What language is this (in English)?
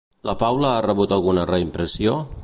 Catalan